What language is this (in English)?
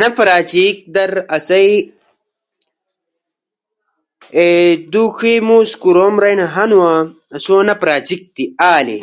Ushojo